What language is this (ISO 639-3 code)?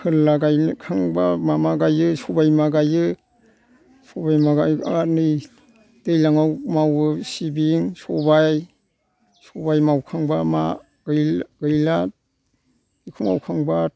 brx